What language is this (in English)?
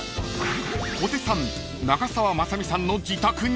Japanese